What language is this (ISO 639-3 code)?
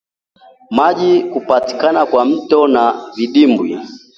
swa